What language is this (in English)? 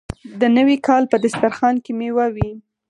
Pashto